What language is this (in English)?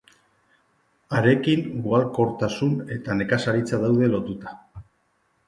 Basque